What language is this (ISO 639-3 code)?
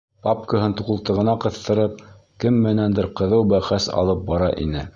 bak